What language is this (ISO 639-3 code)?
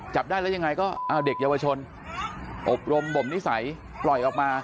tha